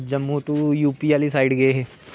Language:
Dogri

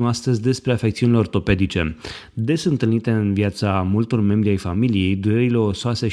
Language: Romanian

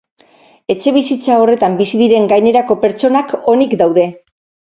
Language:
Basque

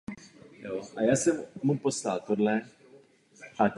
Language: Czech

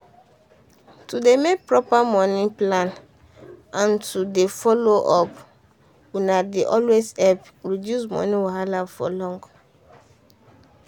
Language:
Nigerian Pidgin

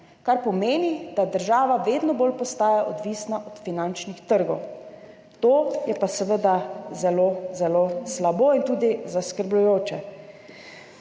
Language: Slovenian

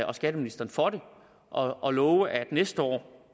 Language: Danish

